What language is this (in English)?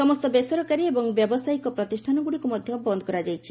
Odia